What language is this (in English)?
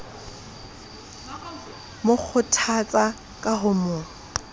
Southern Sotho